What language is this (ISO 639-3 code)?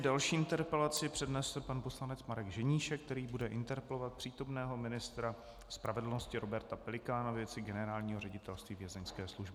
ces